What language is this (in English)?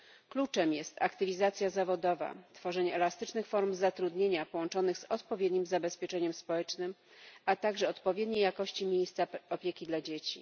Polish